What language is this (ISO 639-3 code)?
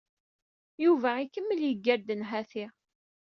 kab